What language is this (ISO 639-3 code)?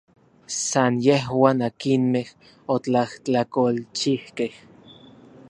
nlv